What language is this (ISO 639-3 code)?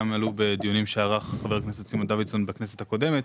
heb